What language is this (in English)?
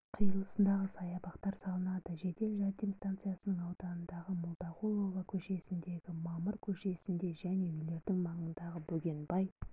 Kazakh